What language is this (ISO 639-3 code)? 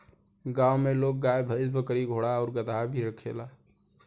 bho